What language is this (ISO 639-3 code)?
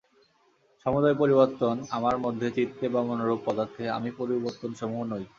ben